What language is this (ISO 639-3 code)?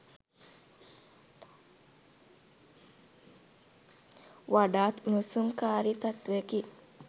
sin